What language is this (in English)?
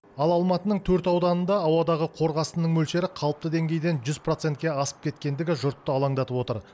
Kazakh